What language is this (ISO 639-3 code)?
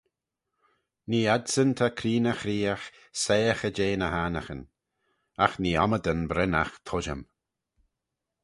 glv